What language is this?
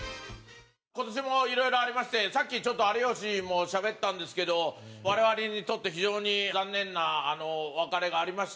Japanese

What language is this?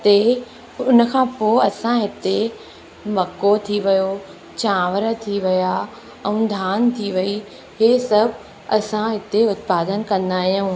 Sindhi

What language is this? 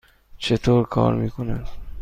Persian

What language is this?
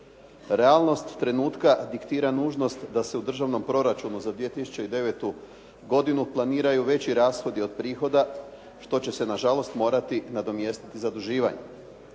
Croatian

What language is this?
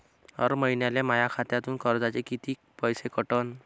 Marathi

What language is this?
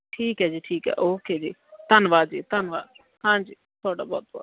Punjabi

